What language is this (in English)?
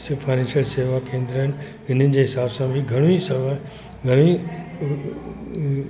Sindhi